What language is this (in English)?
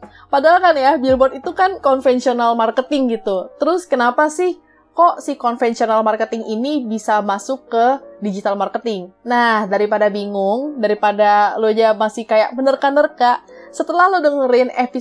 Indonesian